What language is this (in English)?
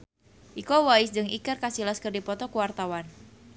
Sundanese